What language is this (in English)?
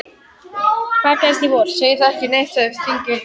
Icelandic